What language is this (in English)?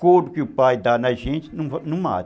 Portuguese